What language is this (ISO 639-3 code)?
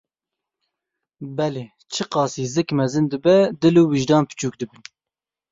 kur